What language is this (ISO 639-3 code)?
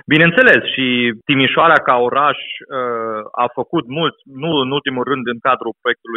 ron